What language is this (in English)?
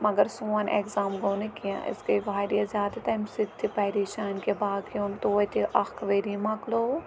Kashmiri